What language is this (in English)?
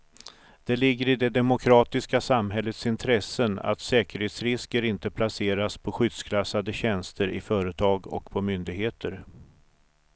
Swedish